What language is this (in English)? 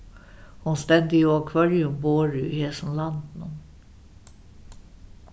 Faroese